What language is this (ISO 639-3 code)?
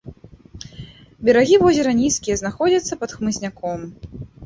bel